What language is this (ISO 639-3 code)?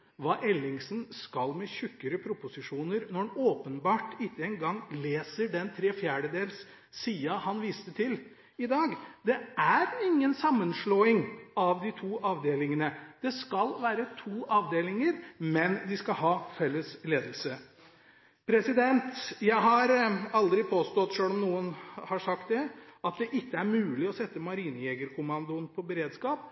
nob